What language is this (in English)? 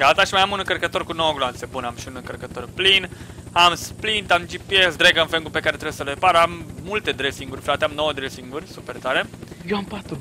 Romanian